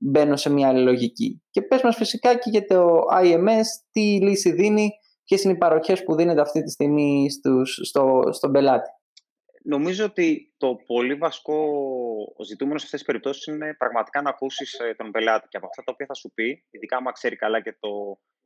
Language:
Greek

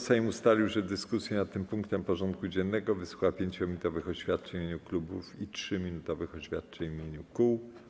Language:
Polish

